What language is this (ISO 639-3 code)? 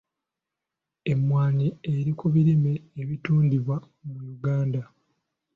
lug